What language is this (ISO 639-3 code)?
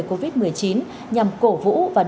vie